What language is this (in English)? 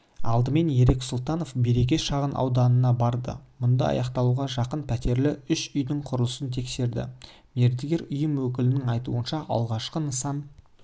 Kazakh